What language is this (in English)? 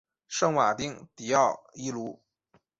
Chinese